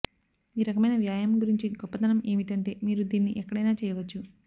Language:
Telugu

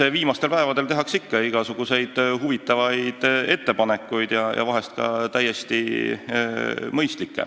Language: Estonian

